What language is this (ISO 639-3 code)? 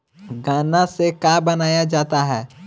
bho